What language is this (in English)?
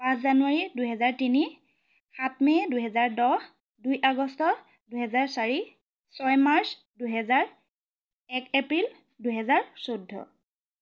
Assamese